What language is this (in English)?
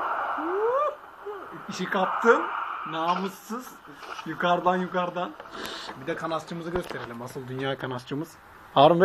Turkish